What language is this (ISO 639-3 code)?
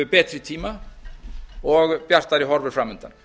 isl